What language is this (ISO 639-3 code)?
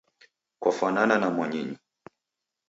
dav